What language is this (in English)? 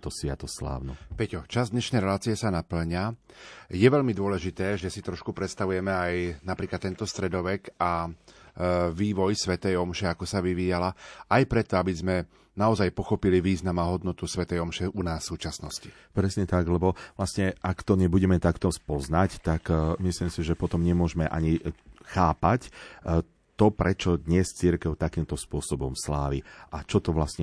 Slovak